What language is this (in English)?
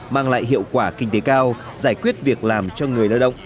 Vietnamese